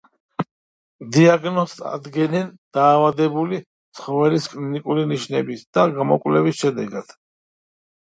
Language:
Georgian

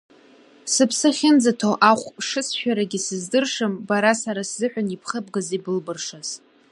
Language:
Abkhazian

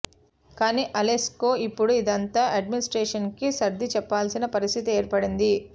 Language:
Telugu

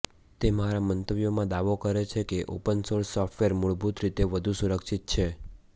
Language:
Gujarati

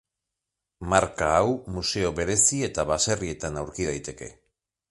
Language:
Basque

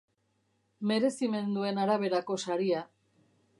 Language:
Basque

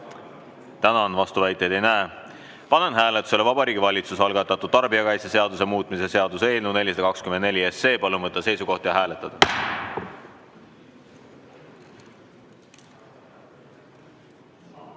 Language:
Estonian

